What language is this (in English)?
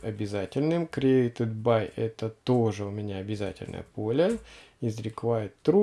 Russian